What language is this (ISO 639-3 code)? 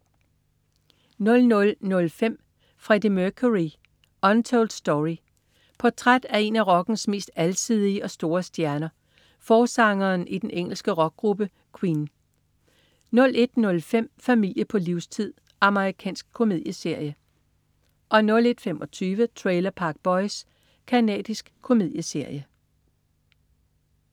dan